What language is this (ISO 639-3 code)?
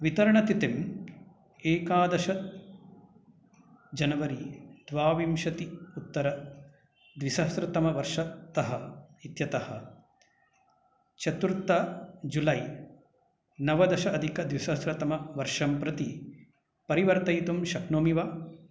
san